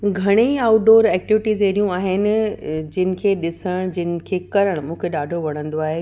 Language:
Sindhi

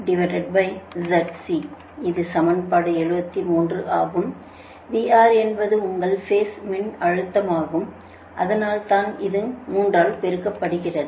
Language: Tamil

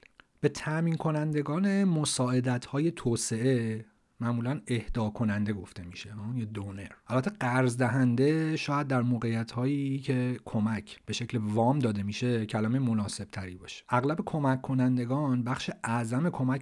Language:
Persian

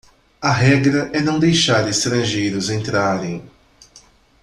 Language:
Portuguese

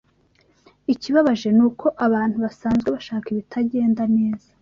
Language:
Kinyarwanda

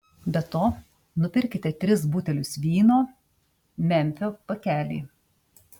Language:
Lithuanian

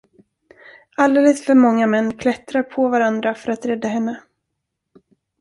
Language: Swedish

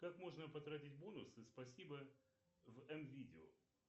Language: Russian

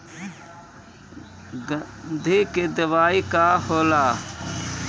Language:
Bhojpuri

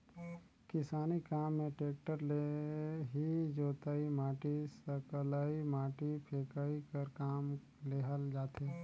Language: Chhattisgarhi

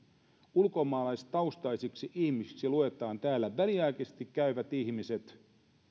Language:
Finnish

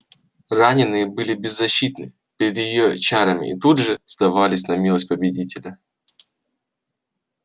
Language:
Russian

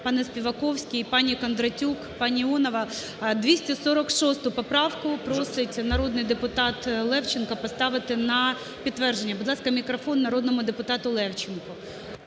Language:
Ukrainian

